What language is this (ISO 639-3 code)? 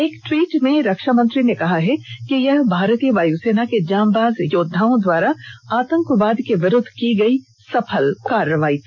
hin